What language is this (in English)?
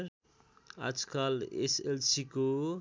Nepali